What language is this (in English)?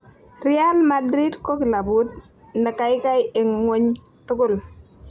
Kalenjin